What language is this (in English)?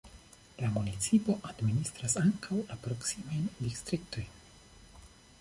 Esperanto